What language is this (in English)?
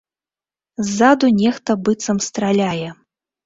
Belarusian